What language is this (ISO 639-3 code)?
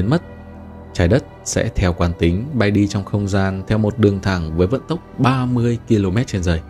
vie